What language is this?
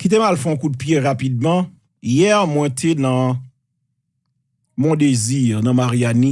French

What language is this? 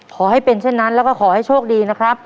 Thai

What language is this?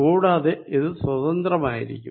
Malayalam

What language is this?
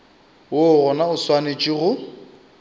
Northern Sotho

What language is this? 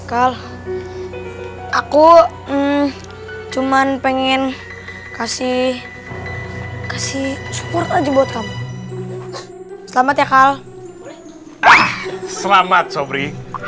Indonesian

